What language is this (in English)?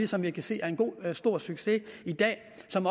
Danish